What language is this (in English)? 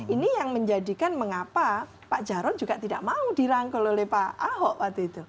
Indonesian